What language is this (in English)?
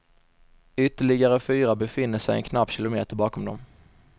Swedish